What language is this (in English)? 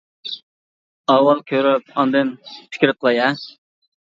Uyghur